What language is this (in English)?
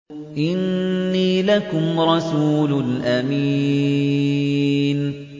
Arabic